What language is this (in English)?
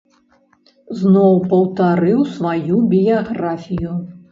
Belarusian